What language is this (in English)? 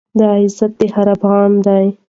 Pashto